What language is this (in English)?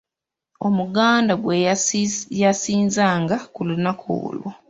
Ganda